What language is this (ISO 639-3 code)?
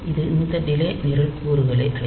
tam